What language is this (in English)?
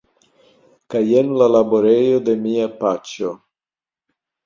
Esperanto